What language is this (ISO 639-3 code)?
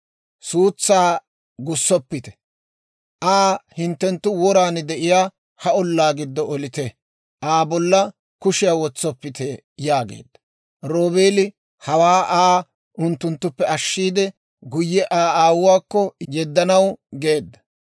dwr